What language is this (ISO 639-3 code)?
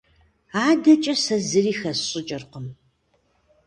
kbd